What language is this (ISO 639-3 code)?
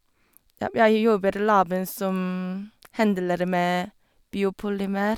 nor